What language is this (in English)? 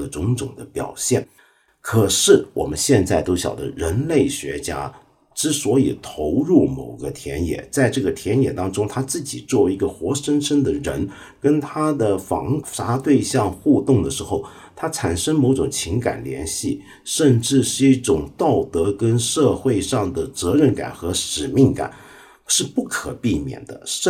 Chinese